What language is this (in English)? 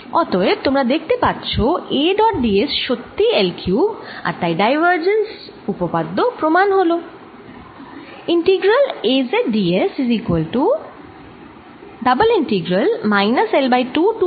Bangla